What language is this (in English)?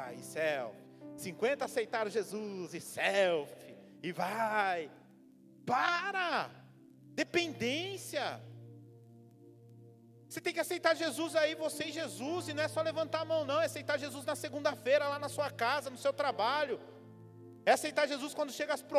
Portuguese